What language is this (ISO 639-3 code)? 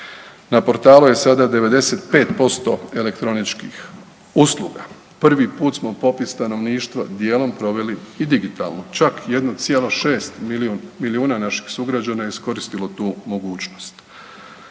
hrv